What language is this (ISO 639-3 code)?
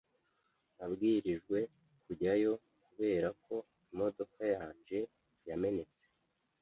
kin